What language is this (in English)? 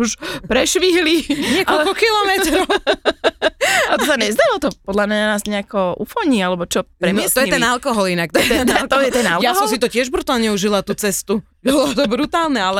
Slovak